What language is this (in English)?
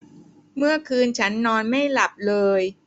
Thai